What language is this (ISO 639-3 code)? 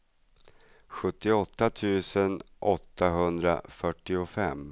swe